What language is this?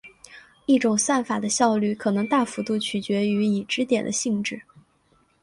Chinese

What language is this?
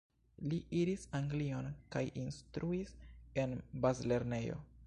Esperanto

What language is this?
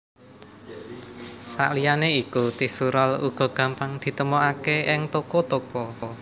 Javanese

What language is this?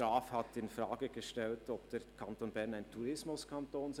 Swiss German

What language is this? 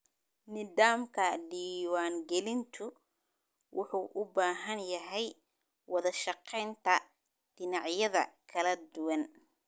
Somali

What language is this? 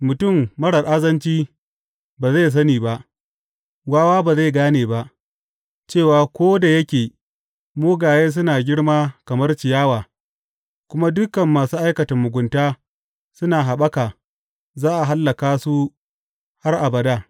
Hausa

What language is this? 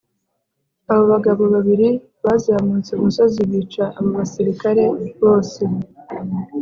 Kinyarwanda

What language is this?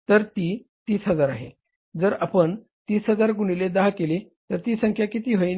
Marathi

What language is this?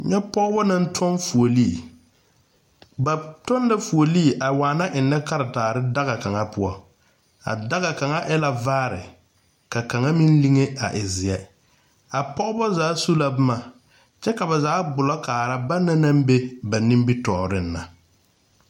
Southern Dagaare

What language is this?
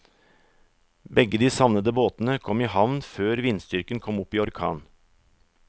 Norwegian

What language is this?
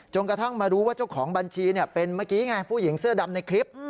Thai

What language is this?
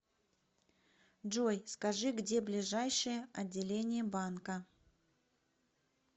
Russian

